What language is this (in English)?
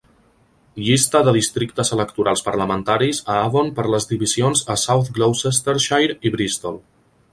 Catalan